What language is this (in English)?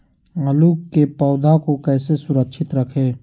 Magahi